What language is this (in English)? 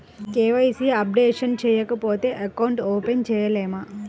Telugu